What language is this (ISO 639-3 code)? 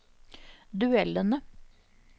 nor